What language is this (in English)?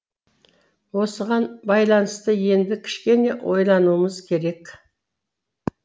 Kazakh